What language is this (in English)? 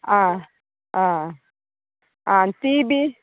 Konkani